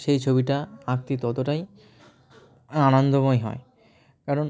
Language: Bangla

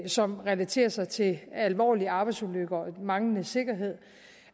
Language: Danish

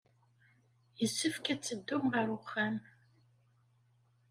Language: Kabyle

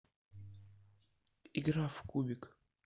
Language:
Russian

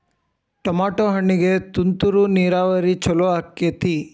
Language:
Kannada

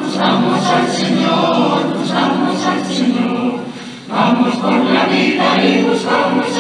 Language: Greek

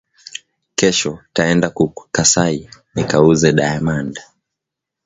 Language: Swahili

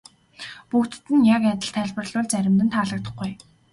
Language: Mongolian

